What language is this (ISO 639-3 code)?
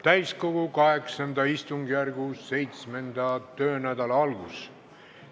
est